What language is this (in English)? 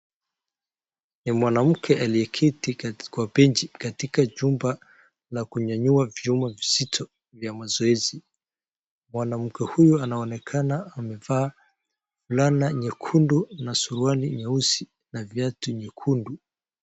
Swahili